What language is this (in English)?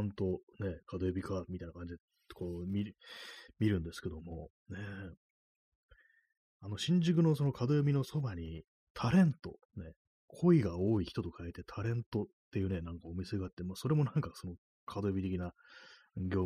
Japanese